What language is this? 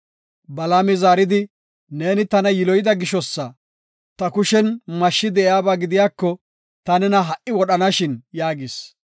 Gofa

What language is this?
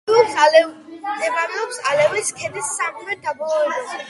Georgian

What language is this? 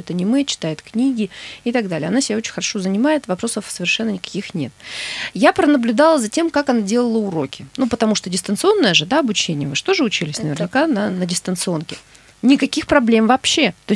Russian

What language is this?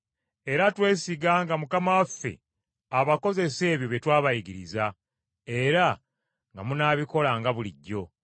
Ganda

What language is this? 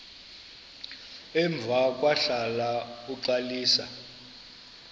Xhosa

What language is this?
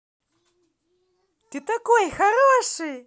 Russian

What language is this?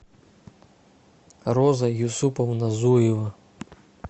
Russian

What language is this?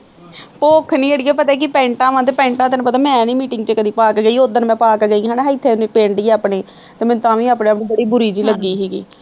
Punjabi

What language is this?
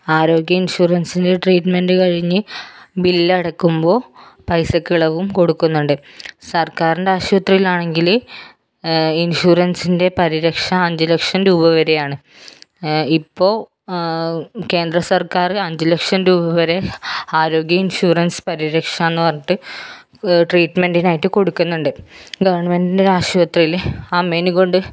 Malayalam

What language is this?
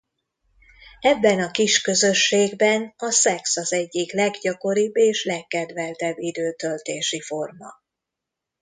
Hungarian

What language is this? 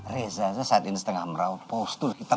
Indonesian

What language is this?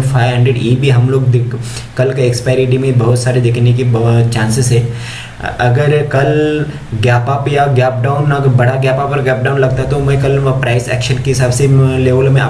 Hindi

